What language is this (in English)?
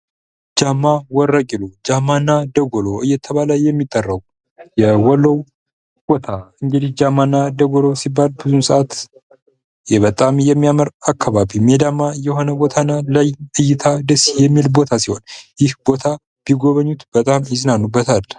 Amharic